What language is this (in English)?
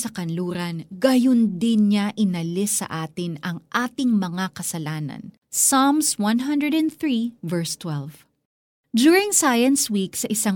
Filipino